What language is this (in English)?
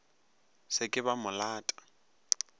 Northern Sotho